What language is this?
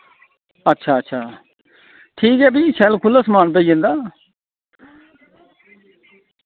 Dogri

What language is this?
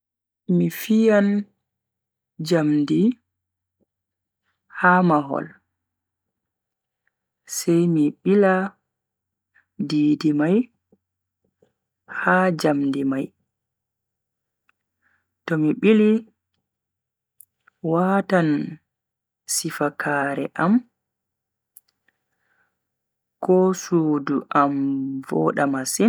Bagirmi Fulfulde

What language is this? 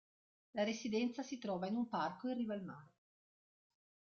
Italian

